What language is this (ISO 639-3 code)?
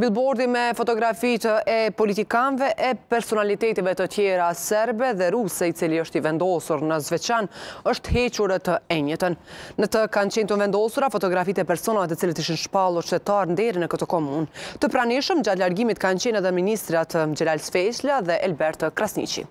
ron